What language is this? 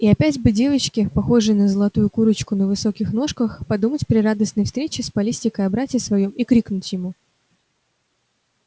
Russian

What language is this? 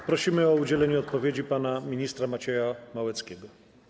Polish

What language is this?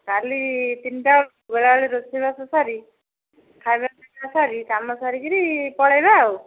Odia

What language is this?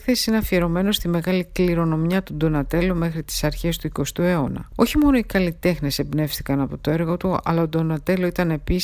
Greek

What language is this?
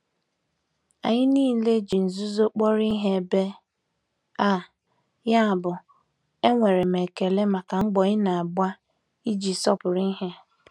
Igbo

